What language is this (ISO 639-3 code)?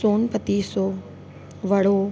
snd